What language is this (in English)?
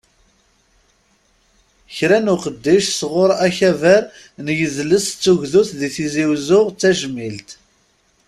Kabyle